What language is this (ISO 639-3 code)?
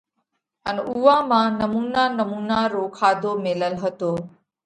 kvx